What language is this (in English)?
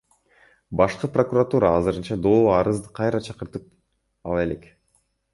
Kyrgyz